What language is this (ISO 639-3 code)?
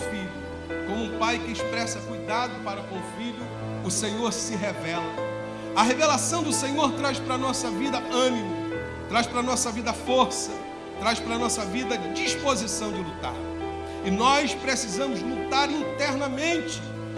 por